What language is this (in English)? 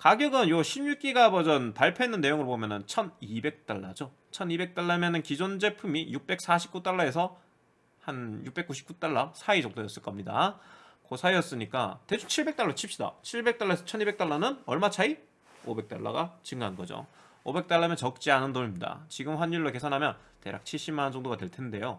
Korean